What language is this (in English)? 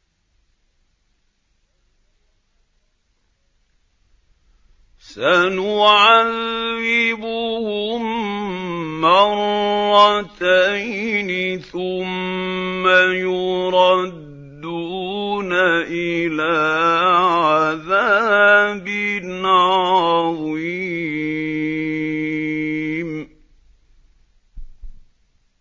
Arabic